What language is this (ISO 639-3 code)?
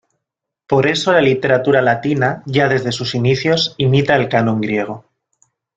spa